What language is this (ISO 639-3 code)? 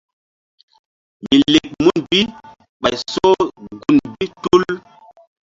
mdd